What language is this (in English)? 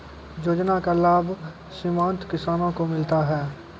Maithili